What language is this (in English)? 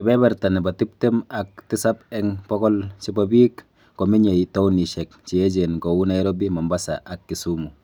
Kalenjin